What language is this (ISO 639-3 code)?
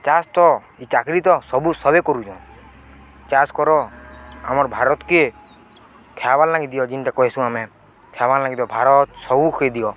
ori